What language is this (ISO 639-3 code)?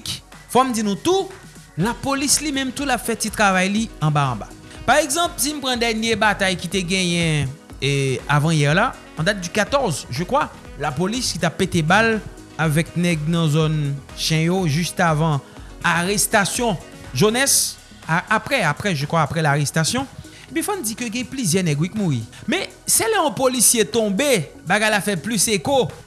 fra